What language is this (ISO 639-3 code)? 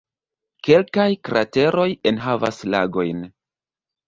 epo